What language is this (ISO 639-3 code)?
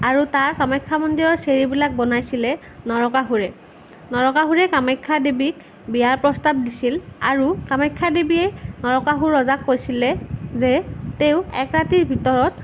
asm